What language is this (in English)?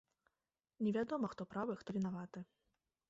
Belarusian